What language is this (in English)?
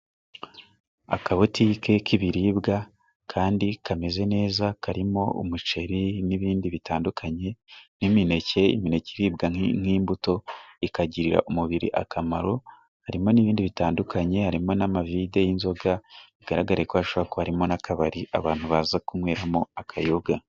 Kinyarwanda